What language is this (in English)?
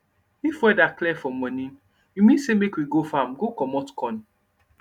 Nigerian Pidgin